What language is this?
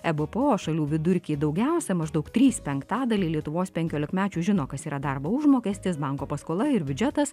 Lithuanian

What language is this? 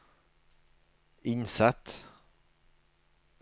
Norwegian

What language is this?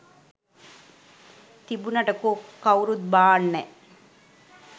Sinhala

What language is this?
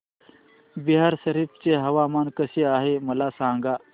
Marathi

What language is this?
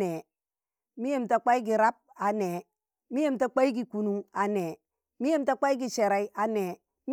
Tangale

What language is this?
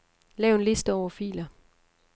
Danish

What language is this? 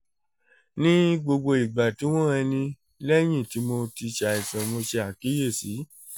Yoruba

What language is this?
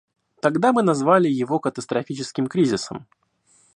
Russian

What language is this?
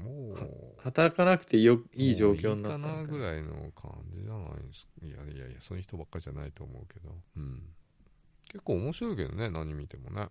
Japanese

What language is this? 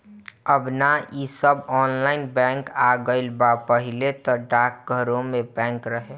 Bhojpuri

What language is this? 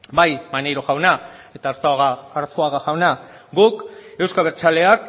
Basque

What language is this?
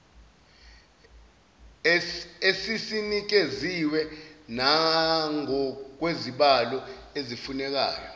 Zulu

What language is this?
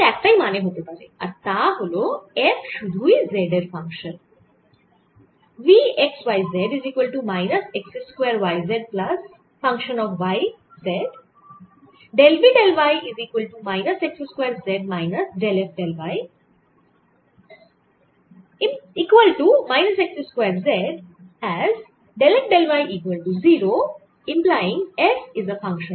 Bangla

